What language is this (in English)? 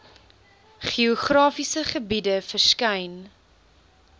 Afrikaans